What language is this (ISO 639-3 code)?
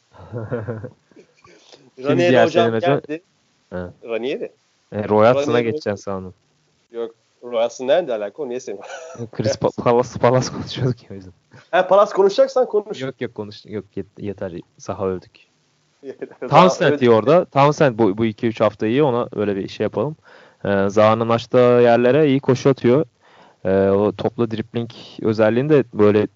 tur